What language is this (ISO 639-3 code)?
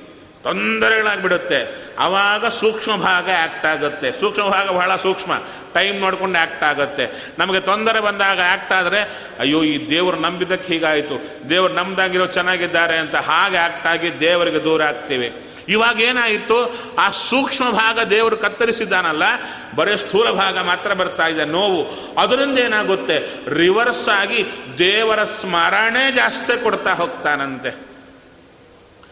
kan